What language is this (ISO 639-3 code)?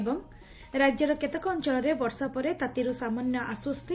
ori